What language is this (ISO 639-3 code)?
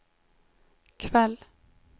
swe